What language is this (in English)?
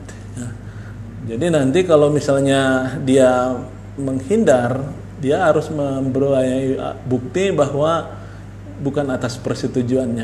Indonesian